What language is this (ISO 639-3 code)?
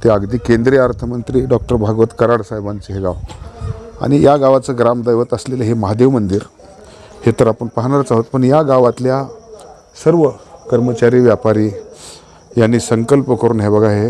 mar